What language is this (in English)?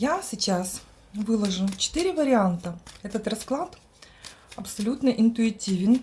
Russian